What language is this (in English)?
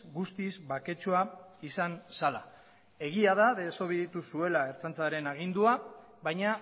Basque